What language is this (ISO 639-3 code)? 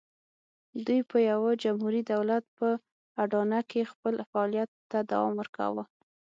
pus